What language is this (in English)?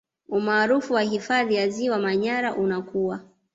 Swahili